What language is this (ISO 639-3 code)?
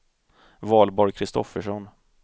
swe